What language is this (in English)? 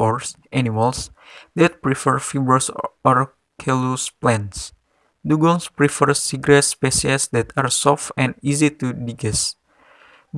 Indonesian